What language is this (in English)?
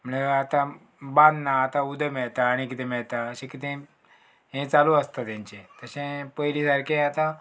Konkani